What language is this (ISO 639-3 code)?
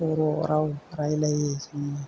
brx